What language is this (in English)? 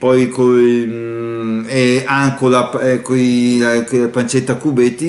Italian